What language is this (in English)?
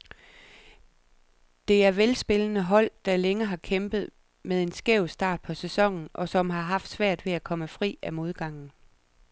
Danish